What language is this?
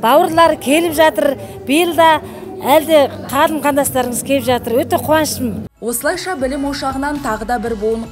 Turkish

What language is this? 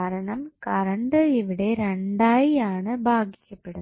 Malayalam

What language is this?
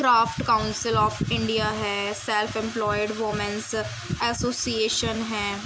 Urdu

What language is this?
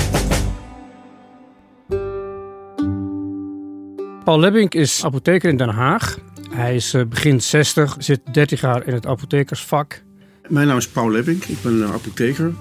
Dutch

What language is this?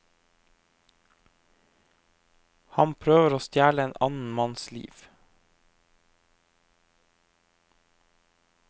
Norwegian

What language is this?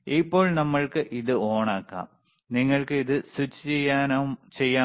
Malayalam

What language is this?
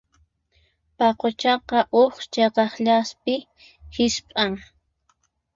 Puno Quechua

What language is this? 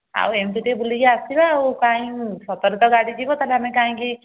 Odia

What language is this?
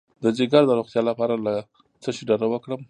Pashto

